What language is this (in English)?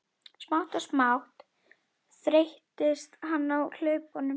Icelandic